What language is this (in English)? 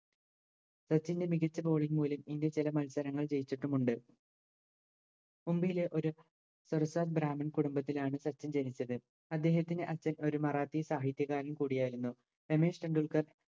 Malayalam